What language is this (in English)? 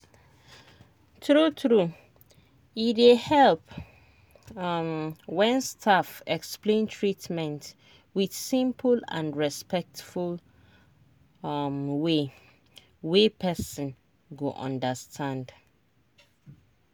Nigerian Pidgin